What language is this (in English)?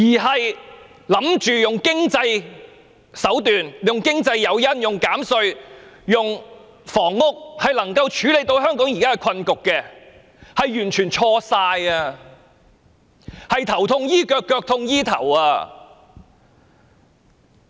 Cantonese